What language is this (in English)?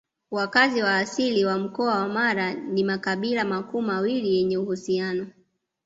Swahili